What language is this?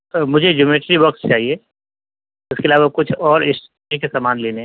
Urdu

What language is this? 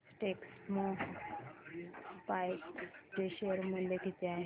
Marathi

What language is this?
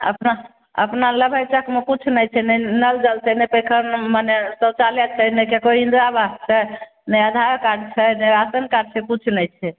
Maithili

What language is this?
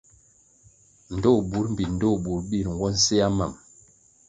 Kwasio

